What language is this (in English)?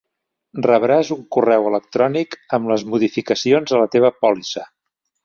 Catalan